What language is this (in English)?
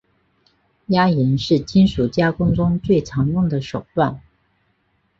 Chinese